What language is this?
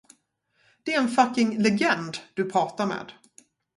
Swedish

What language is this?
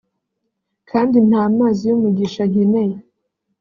Kinyarwanda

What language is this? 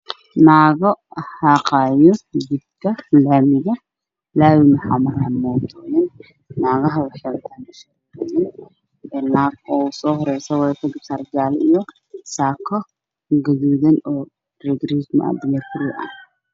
Somali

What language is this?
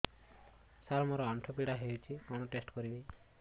Odia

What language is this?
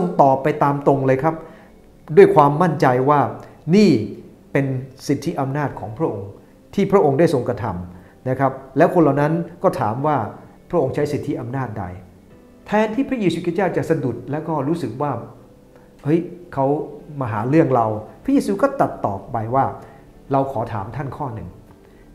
Thai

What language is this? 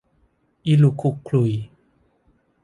Thai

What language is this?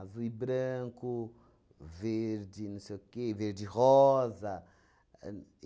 Portuguese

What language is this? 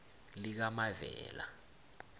South Ndebele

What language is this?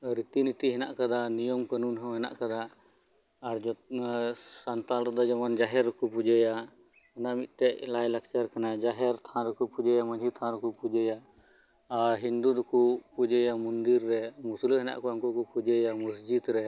Santali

